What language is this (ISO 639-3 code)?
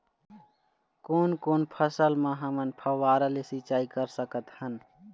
hne